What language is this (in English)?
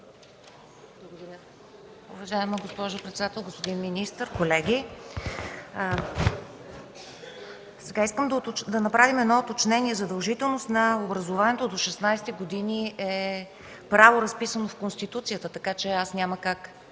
Bulgarian